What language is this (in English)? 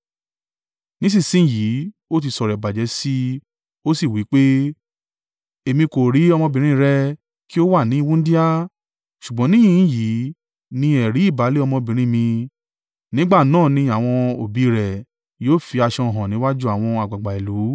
Yoruba